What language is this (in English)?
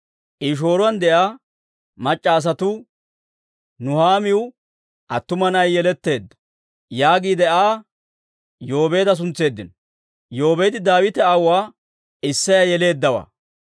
Dawro